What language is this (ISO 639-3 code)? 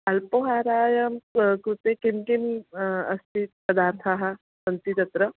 san